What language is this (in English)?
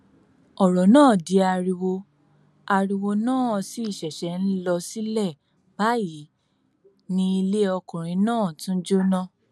Yoruba